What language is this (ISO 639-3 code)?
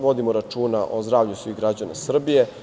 srp